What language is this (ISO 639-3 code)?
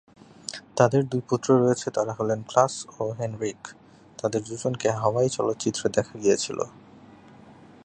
ben